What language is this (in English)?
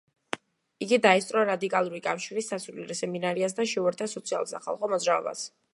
Georgian